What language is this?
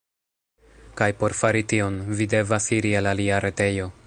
Esperanto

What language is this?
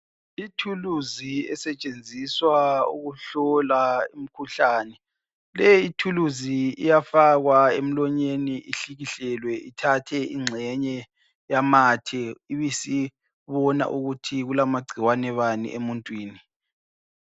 North Ndebele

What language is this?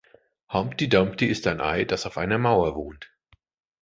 German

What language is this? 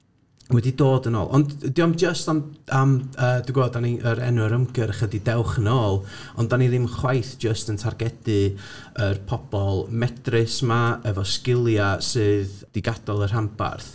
Welsh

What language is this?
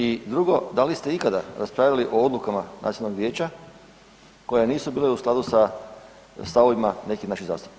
Croatian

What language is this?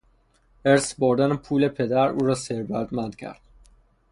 Persian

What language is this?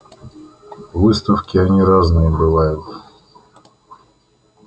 Russian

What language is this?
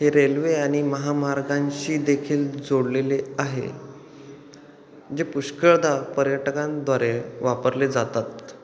Marathi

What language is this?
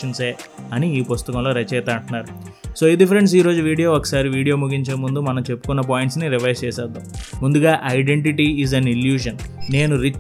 Telugu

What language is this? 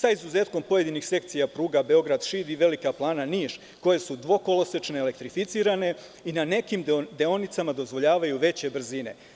Serbian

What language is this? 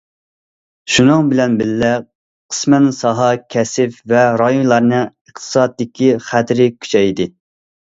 Uyghur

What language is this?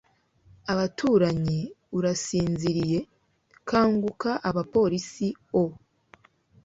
Kinyarwanda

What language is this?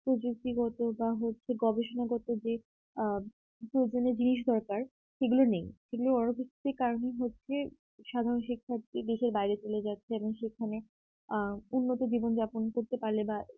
Bangla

